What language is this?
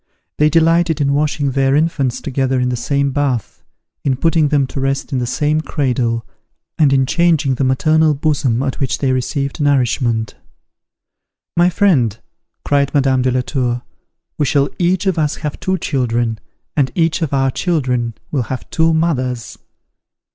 English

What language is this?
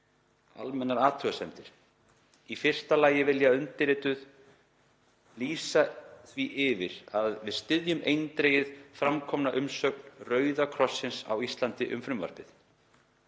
Icelandic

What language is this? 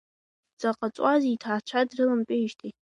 Abkhazian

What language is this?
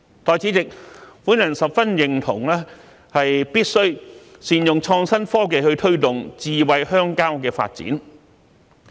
Cantonese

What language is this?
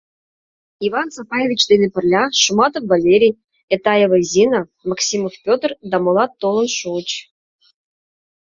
Mari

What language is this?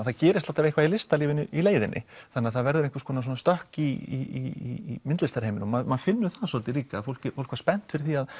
Icelandic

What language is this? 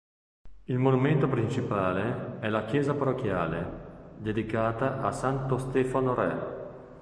Italian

